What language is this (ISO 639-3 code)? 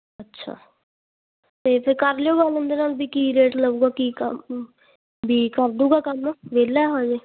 pan